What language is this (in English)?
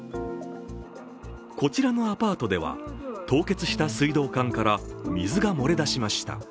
Japanese